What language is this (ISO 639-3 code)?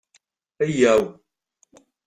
kab